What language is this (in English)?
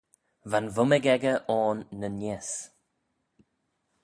Manx